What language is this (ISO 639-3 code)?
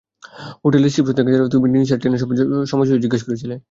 ben